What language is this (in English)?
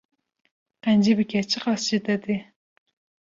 Kurdish